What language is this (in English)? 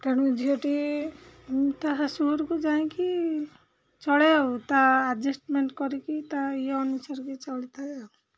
Odia